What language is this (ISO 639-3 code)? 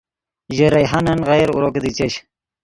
ydg